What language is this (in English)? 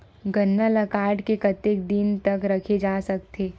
Chhattisgarhi